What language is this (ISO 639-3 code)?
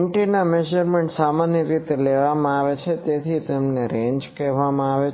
guj